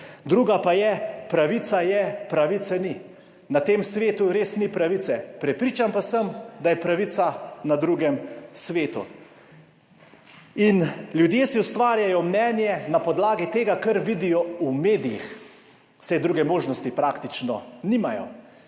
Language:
Slovenian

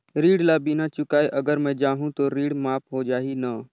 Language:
Chhattisgarhi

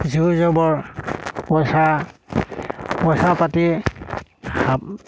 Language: Assamese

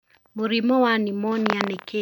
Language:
Kikuyu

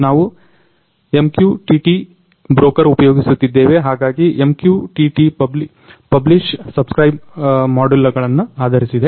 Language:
Kannada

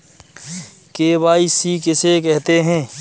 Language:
Hindi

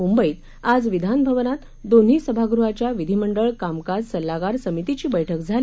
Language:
Marathi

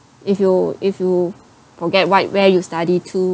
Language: English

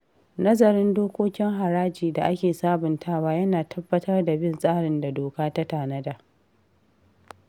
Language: Hausa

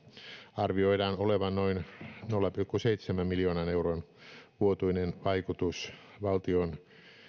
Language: Finnish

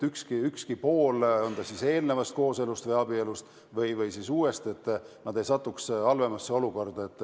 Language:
Estonian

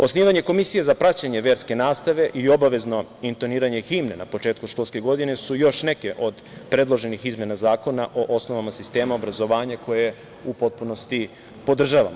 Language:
Serbian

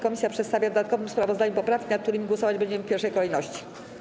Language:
Polish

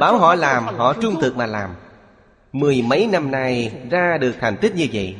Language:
Vietnamese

